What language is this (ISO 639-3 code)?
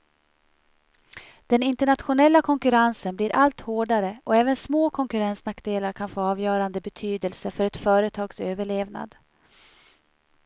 swe